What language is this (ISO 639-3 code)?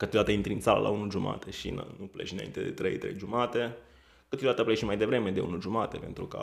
ron